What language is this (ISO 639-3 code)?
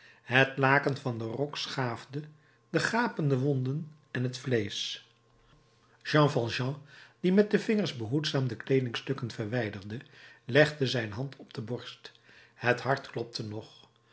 nld